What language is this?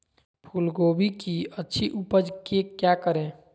Magahi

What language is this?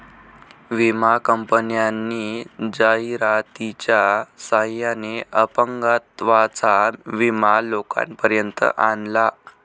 Marathi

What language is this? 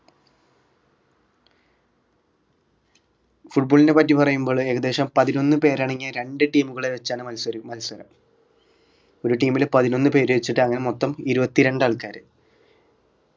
Malayalam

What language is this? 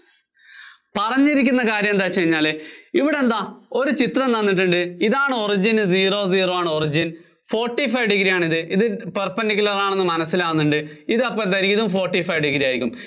Malayalam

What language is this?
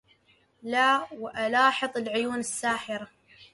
Arabic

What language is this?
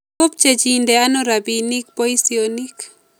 Kalenjin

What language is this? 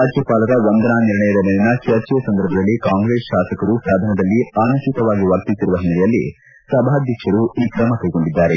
Kannada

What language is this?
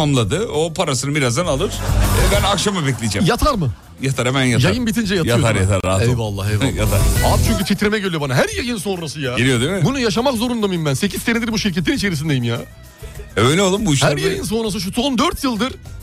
Turkish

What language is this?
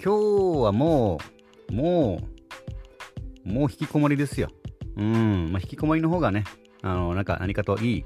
Japanese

